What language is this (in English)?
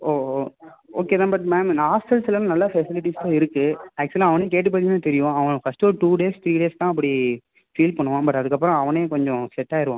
Tamil